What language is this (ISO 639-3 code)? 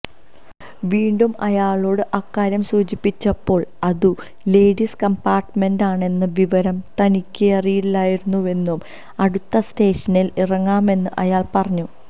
mal